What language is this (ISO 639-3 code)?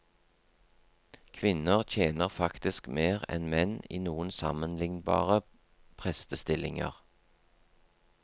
nor